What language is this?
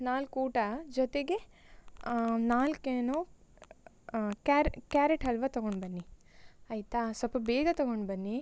Kannada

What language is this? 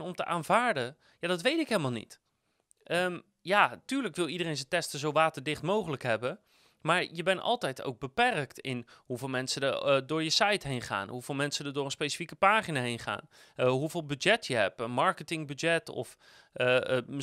Dutch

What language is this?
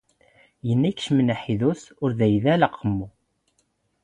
Standard Moroccan Tamazight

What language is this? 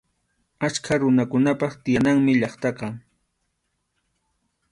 Arequipa-La Unión Quechua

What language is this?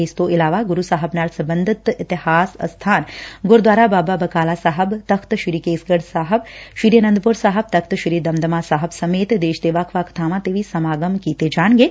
Punjabi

